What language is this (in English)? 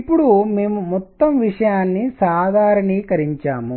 Telugu